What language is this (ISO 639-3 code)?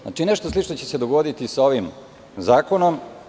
srp